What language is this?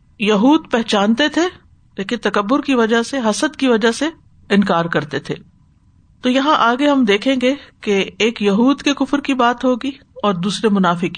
Urdu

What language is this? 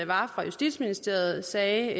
Danish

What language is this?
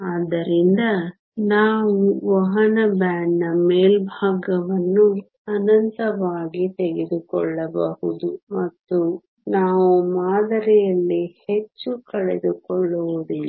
Kannada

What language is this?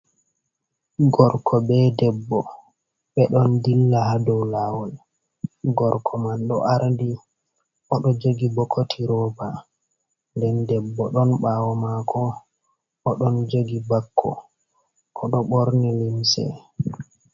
Fula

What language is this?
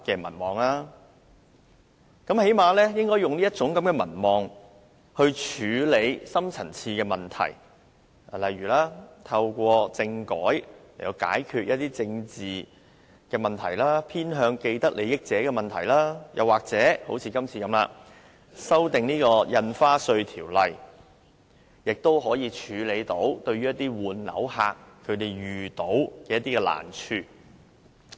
Cantonese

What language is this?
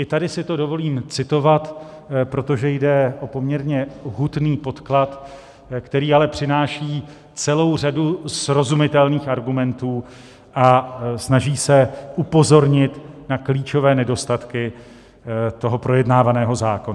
Czech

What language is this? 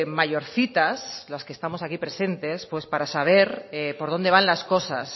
Spanish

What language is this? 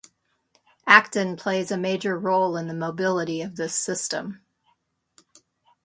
English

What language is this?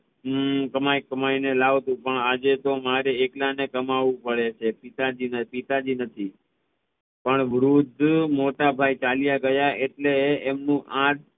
Gujarati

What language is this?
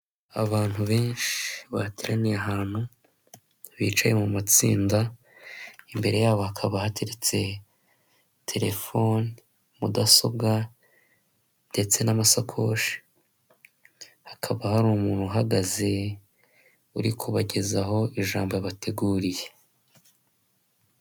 Kinyarwanda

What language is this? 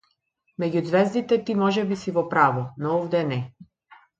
Macedonian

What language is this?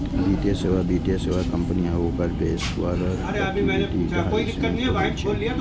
Maithili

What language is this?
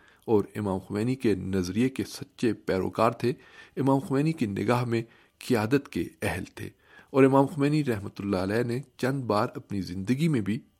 Urdu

